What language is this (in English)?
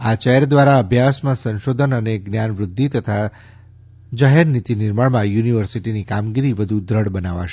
Gujarati